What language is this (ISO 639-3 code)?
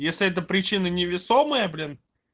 rus